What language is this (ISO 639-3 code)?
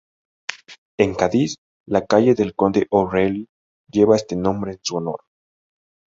spa